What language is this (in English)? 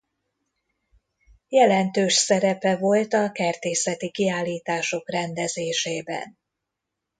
Hungarian